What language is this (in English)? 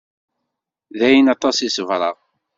Kabyle